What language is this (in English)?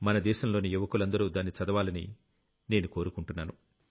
Telugu